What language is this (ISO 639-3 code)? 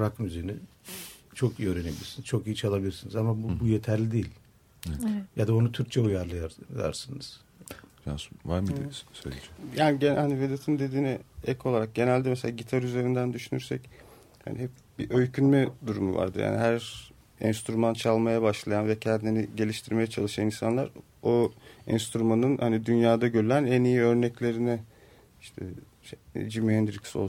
tur